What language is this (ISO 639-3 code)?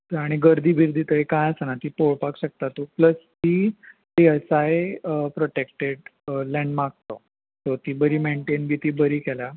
kok